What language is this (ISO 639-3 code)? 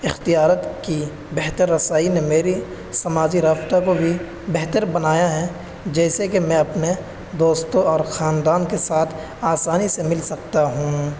urd